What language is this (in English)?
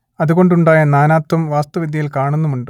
Malayalam